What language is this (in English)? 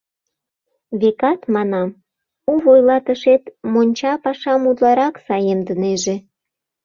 Mari